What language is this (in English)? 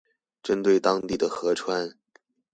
Chinese